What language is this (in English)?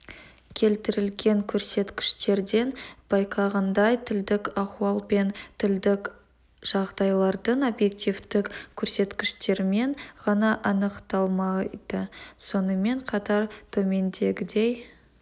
Kazakh